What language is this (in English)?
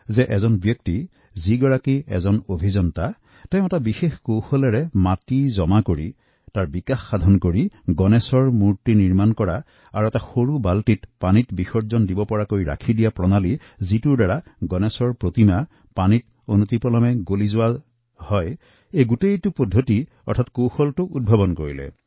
Assamese